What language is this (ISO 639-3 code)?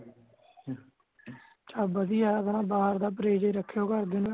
pan